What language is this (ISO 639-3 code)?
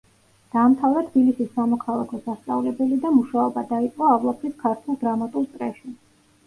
kat